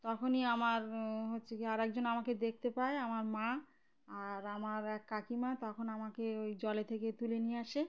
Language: Bangla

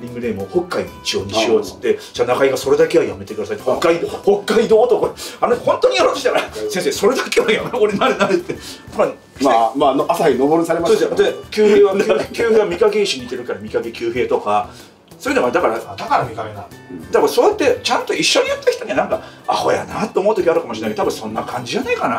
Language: Japanese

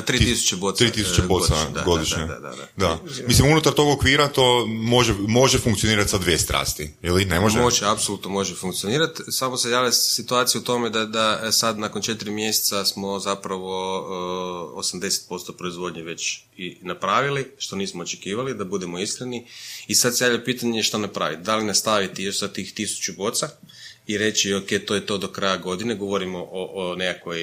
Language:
Croatian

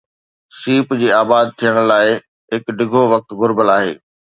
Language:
Sindhi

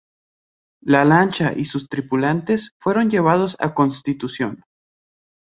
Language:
Spanish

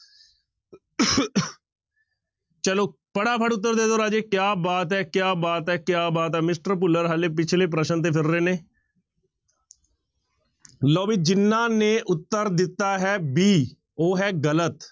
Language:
Punjabi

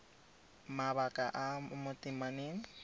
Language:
Tswana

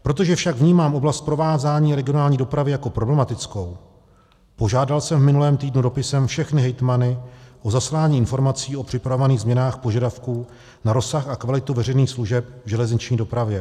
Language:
Czech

